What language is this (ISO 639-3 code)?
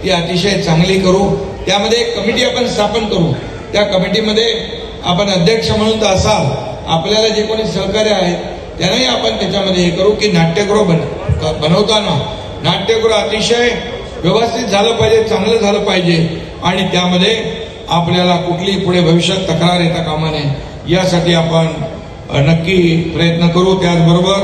mar